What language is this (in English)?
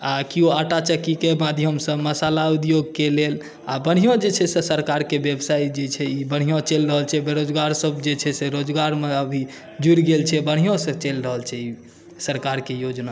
Maithili